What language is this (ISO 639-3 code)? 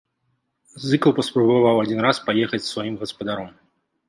bel